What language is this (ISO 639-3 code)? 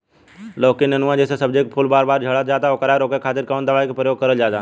bho